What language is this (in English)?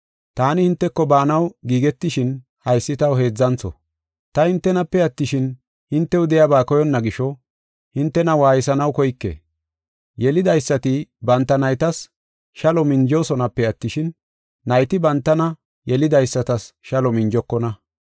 Gofa